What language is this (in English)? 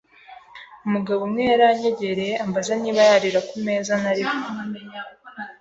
Kinyarwanda